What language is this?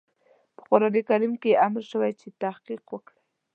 Pashto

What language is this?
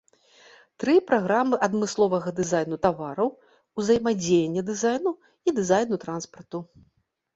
Belarusian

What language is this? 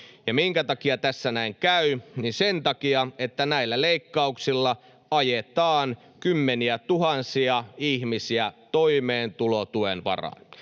Finnish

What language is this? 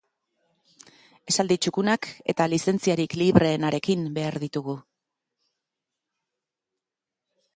Basque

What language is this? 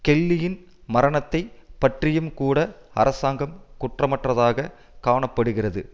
Tamil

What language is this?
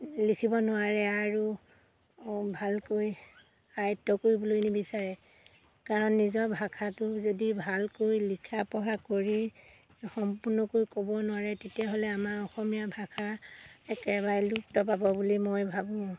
Assamese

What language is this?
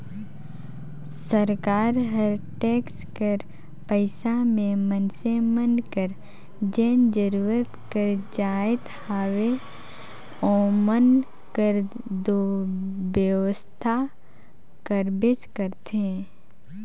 Chhattisgarhi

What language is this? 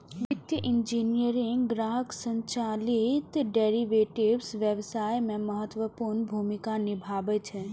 Maithili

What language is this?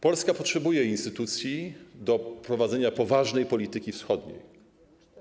Polish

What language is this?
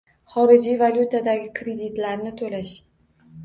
Uzbek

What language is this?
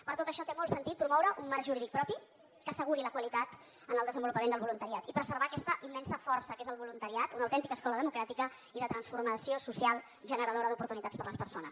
Catalan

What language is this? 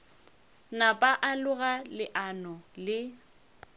Northern Sotho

